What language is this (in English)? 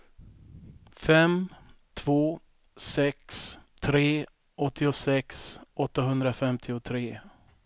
Swedish